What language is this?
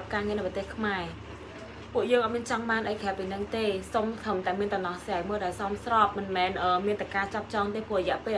Vietnamese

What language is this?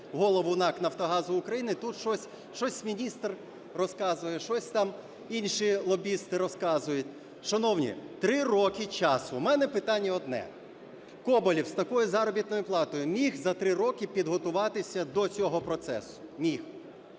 Ukrainian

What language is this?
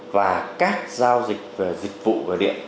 Vietnamese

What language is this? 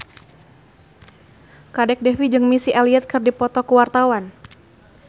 Sundanese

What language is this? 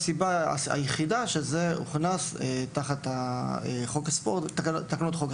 Hebrew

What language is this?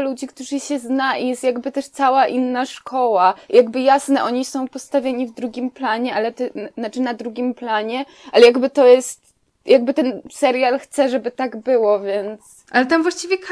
Polish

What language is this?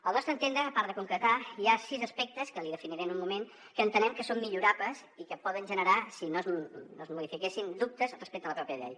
Catalan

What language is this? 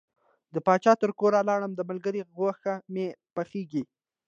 Pashto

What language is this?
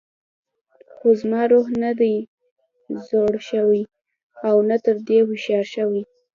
Pashto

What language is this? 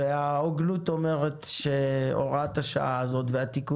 Hebrew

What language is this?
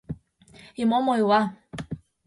Mari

